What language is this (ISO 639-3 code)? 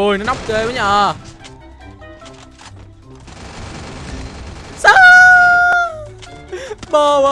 vie